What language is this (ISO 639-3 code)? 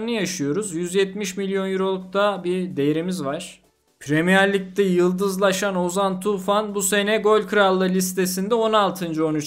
tur